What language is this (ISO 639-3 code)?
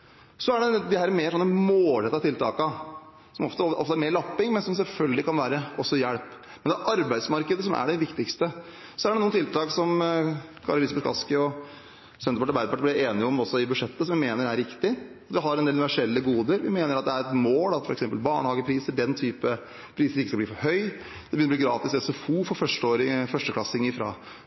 nob